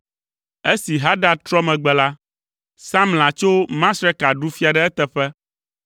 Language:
Ewe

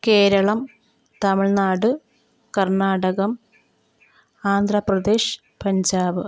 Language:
Malayalam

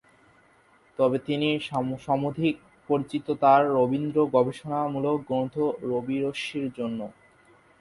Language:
Bangla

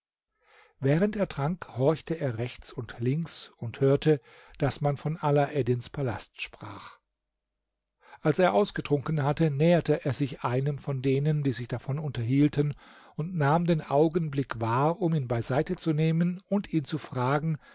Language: German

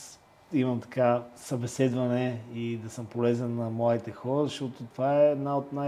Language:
Bulgarian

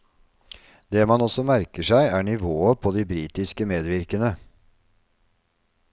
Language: Norwegian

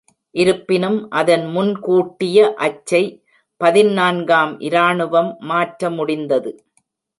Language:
Tamil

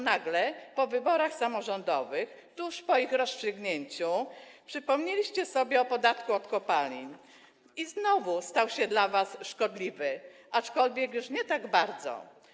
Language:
Polish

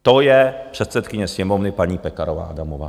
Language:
Czech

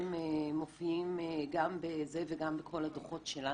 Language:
Hebrew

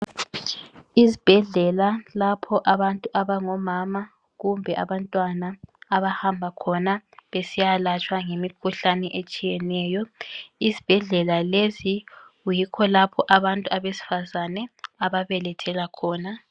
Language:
North Ndebele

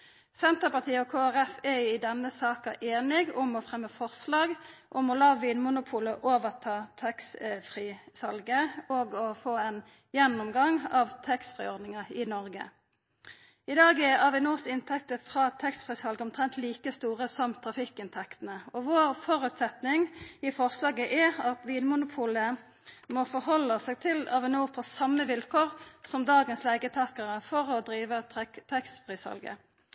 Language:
Norwegian Nynorsk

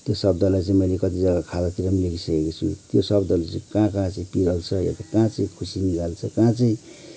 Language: Nepali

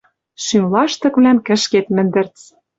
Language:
Western Mari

